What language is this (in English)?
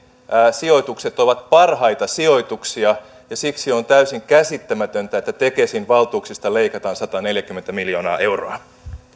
Finnish